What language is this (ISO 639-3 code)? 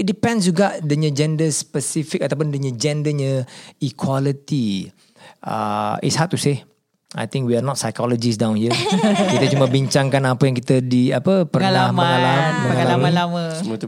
msa